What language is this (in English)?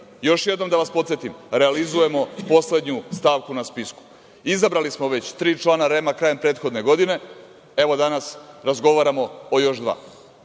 Serbian